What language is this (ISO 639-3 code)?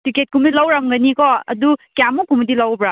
mni